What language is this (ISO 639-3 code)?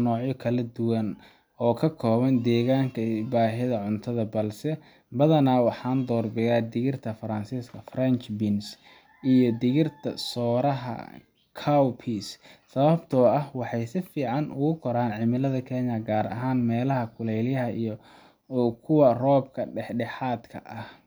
som